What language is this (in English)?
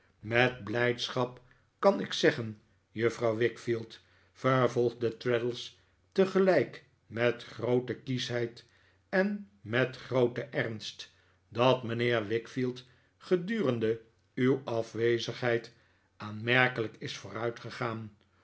Dutch